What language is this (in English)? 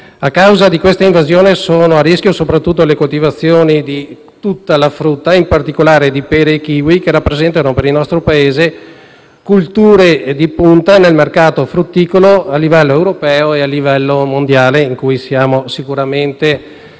Italian